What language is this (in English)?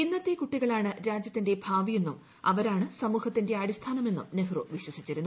Malayalam